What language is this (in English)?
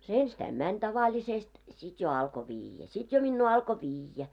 Finnish